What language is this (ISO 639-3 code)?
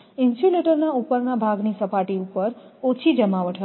guj